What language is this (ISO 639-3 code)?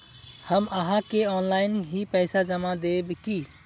mag